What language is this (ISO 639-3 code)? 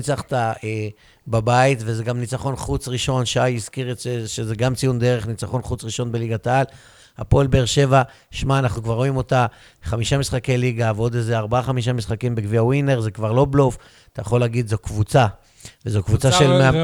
heb